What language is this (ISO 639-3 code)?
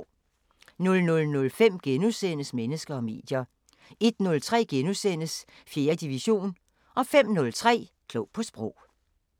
dan